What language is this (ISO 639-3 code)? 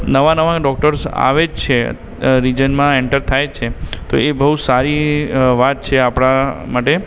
guj